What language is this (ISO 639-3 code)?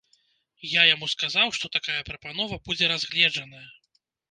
bel